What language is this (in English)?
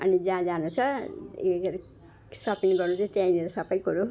Nepali